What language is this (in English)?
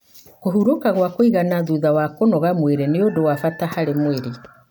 Kikuyu